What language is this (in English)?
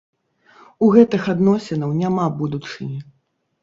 Belarusian